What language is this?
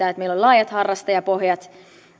Finnish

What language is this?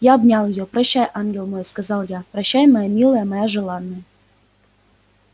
Russian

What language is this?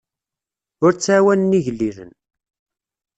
Kabyle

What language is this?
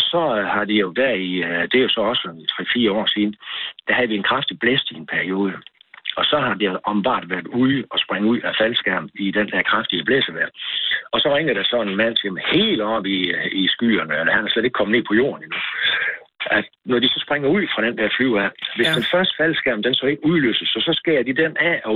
Danish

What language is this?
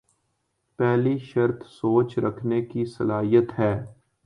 Urdu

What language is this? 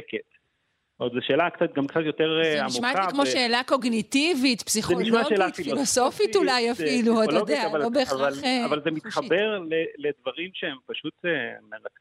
Hebrew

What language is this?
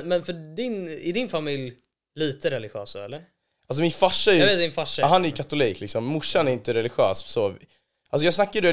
Swedish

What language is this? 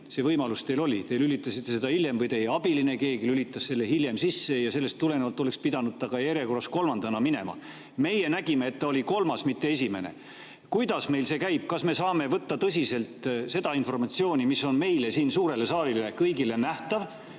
Estonian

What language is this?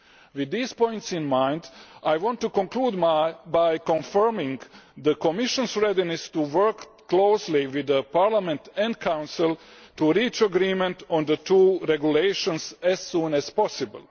English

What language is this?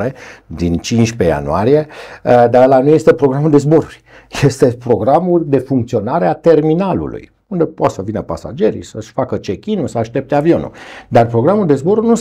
Romanian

